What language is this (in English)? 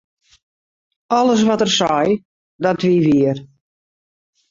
Western Frisian